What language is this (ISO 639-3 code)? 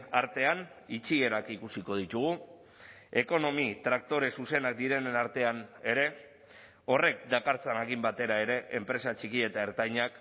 eus